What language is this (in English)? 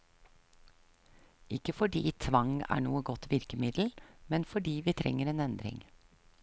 Norwegian